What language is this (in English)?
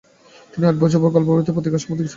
Bangla